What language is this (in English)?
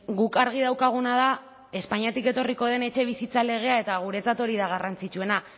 Basque